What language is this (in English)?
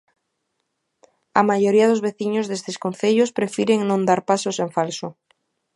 Galician